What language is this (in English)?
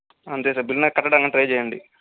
Telugu